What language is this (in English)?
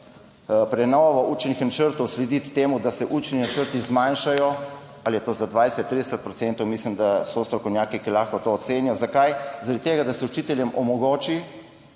Slovenian